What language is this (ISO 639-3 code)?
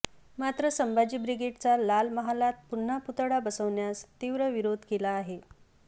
mar